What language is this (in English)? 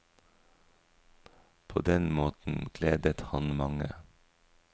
Norwegian